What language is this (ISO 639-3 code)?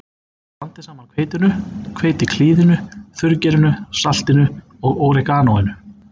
isl